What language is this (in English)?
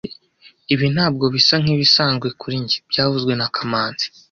Kinyarwanda